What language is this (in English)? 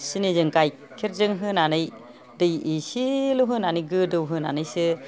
Bodo